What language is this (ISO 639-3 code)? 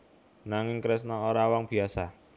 jav